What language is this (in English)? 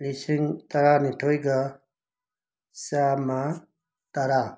Manipuri